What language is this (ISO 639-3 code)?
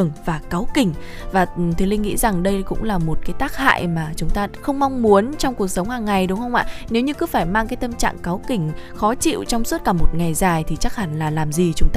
vie